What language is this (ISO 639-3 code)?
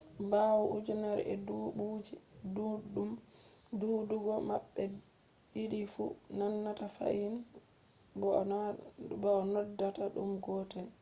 ful